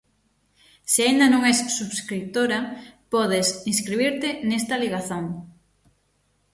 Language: Galician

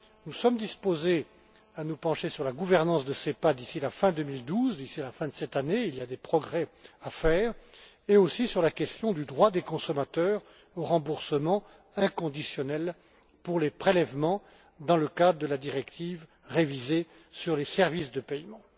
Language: French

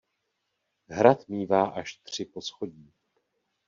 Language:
Czech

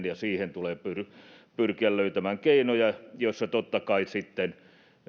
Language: Finnish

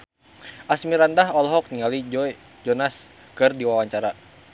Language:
Sundanese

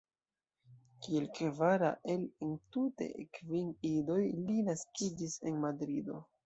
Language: Esperanto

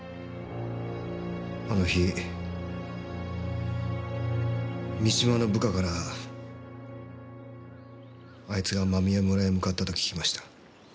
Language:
Japanese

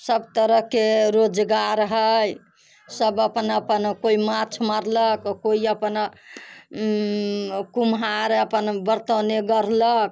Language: Maithili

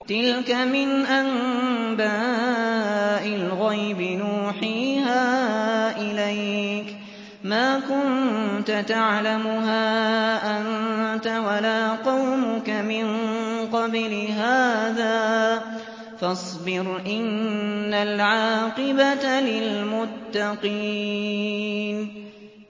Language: Arabic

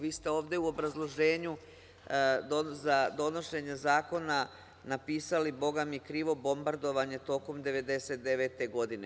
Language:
Serbian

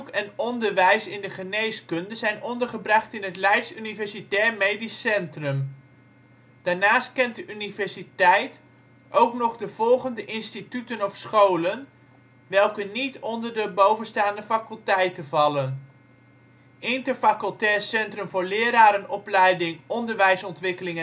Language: Dutch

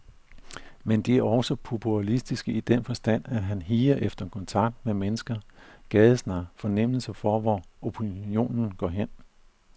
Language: Danish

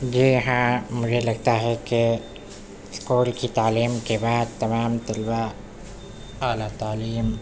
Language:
Urdu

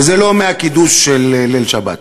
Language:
Hebrew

